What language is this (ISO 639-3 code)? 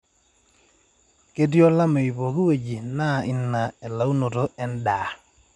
mas